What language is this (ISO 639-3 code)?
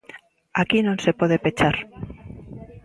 glg